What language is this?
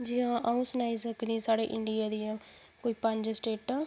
Dogri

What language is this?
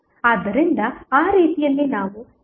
Kannada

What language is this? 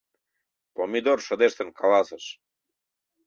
Mari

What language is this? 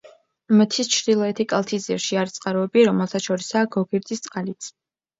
Georgian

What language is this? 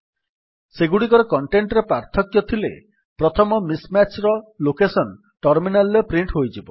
Odia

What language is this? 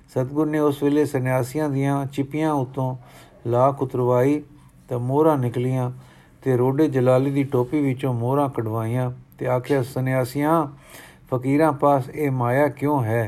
Punjabi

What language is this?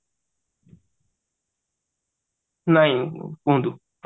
Odia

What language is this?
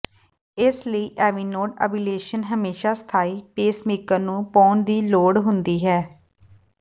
Punjabi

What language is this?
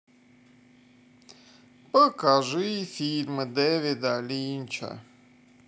Russian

